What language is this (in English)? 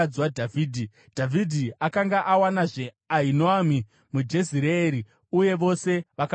Shona